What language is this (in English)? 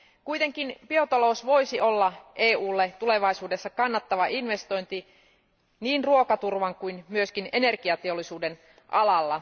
Finnish